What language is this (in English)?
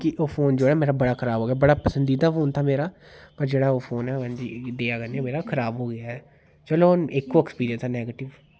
Dogri